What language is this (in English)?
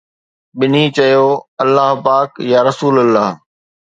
Sindhi